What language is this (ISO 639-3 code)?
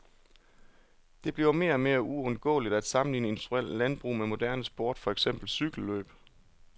dan